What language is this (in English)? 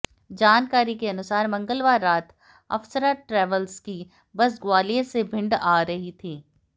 Hindi